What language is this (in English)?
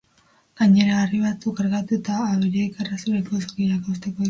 Basque